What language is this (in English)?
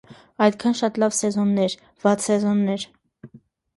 Armenian